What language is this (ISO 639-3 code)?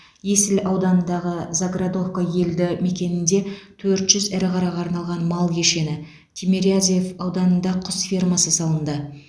kaz